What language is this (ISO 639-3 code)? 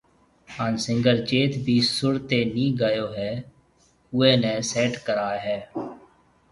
mve